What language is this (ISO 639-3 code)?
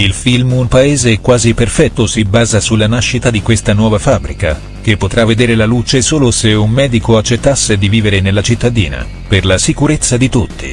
ita